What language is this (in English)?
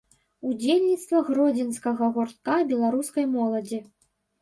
Belarusian